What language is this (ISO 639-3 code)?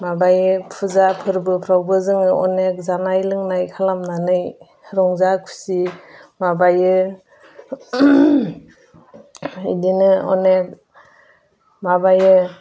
brx